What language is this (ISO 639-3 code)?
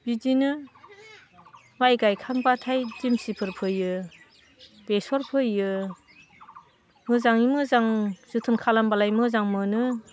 brx